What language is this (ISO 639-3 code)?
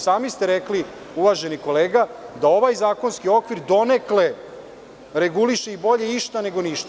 srp